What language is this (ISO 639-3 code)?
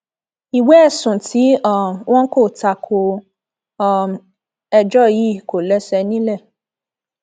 yor